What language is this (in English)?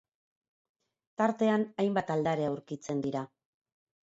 Basque